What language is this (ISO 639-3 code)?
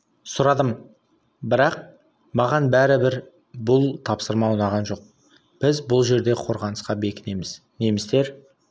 kaz